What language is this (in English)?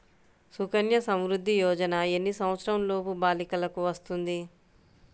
Telugu